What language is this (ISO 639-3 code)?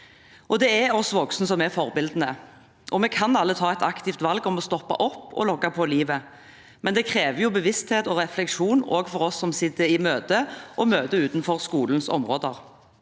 nor